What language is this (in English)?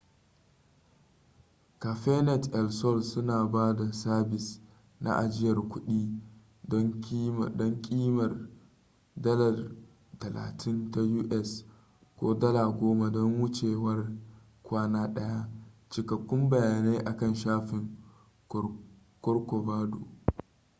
Hausa